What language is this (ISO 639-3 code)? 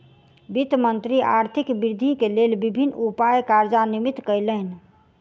mai